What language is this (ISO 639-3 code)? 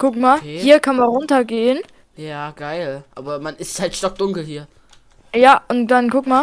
deu